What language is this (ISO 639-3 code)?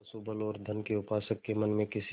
hin